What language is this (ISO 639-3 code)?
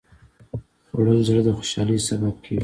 pus